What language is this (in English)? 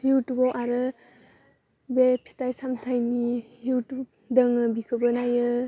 Bodo